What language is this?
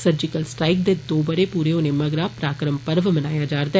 Dogri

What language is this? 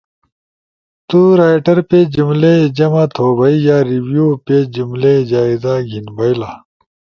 Ushojo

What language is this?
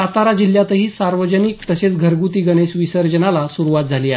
Marathi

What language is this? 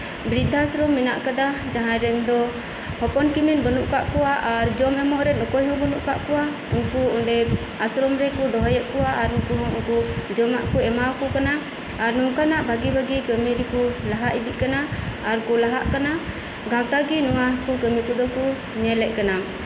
Santali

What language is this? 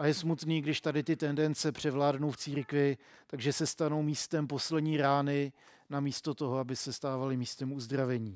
Czech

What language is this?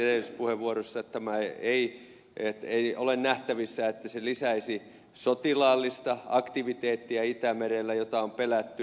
Finnish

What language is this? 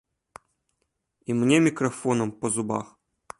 Belarusian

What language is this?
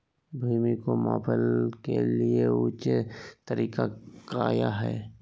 Magahi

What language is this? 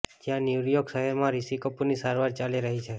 Gujarati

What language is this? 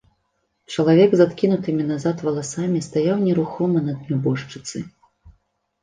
Belarusian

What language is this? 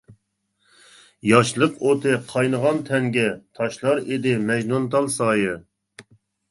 Uyghur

